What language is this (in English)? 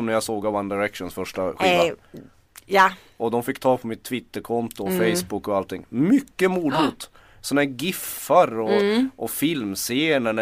Swedish